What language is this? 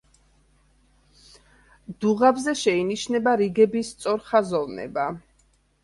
Georgian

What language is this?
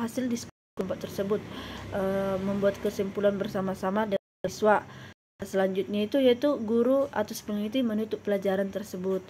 Indonesian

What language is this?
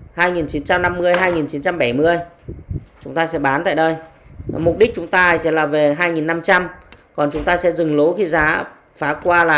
Vietnamese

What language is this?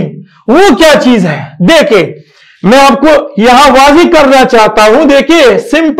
Turkish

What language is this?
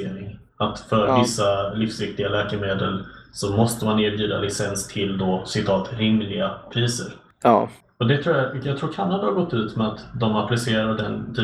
Swedish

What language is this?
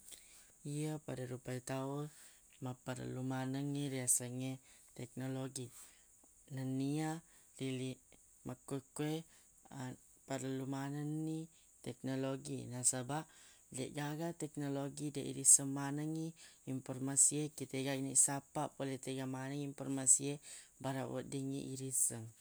Buginese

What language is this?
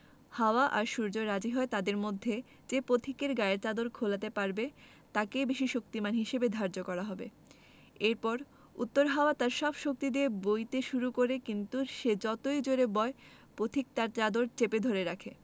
Bangla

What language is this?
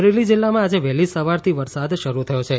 Gujarati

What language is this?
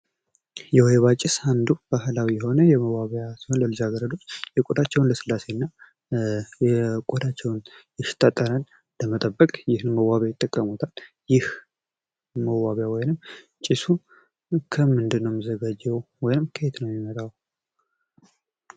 Amharic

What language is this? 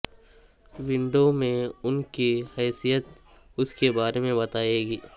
Urdu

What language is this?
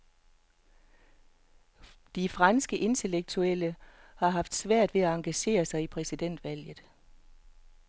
Danish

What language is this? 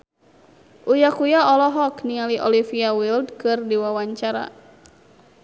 Sundanese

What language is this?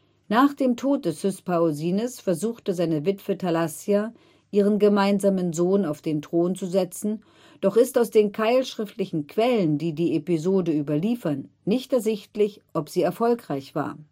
German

